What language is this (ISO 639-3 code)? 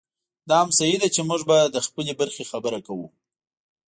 pus